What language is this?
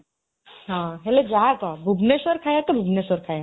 Odia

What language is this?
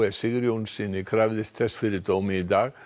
Icelandic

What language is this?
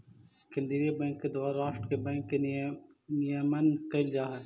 Magahi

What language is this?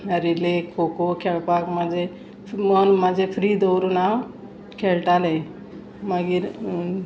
Konkani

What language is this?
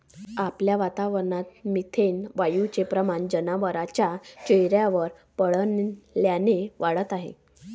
Marathi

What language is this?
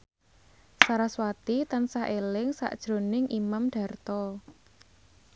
Javanese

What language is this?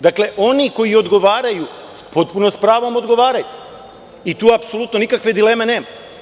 Serbian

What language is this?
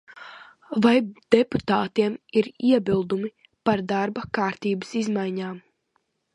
Latvian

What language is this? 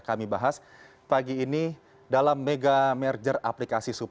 Indonesian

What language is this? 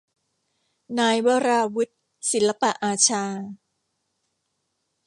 Thai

